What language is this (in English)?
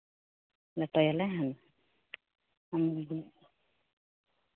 Santali